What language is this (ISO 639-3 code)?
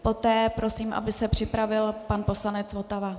ces